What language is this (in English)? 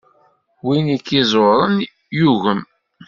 Kabyle